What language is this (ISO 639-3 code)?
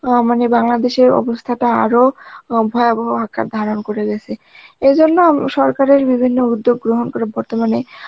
ben